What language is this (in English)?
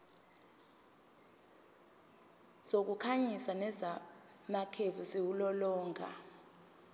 Zulu